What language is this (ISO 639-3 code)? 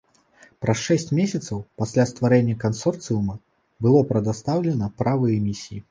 bel